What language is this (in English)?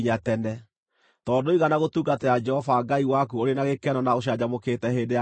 Kikuyu